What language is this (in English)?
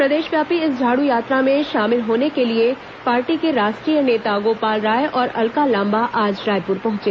Hindi